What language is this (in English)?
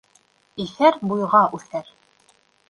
Bashkir